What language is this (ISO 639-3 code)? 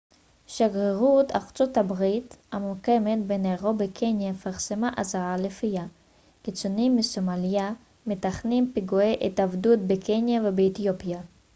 heb